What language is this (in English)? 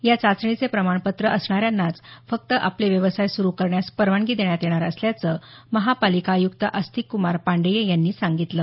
Marathi